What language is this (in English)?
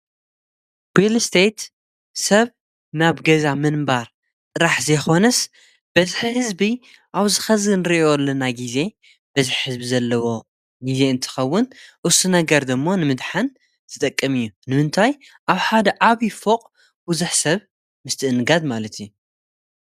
Tigrinya